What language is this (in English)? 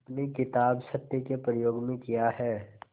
Hindi